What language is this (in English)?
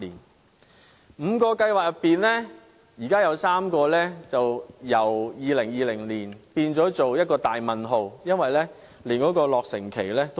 Cantonese